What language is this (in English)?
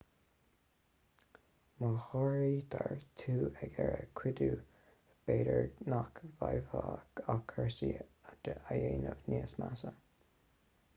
Irish